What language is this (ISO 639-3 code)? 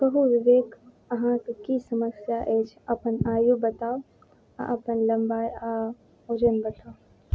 mai